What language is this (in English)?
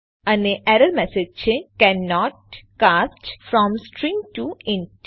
Gujarati